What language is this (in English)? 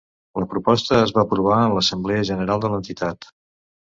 Catalan